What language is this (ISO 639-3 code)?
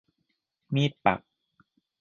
tha